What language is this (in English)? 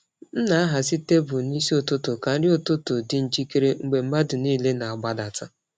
Igbo